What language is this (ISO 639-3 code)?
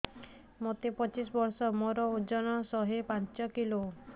ori